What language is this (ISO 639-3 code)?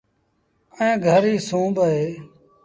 sbn